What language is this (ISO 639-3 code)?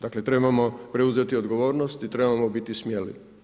hrv